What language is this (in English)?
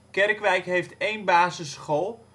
Dutch